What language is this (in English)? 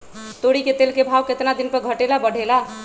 Magahi